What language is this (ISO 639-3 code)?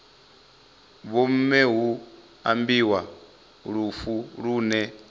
ven